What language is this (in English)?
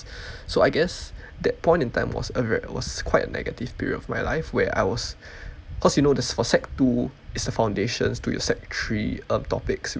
English